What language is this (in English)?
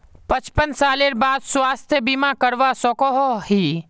Magahi